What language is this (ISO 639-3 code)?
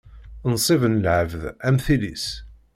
kab